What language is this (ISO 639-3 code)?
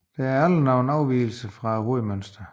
dan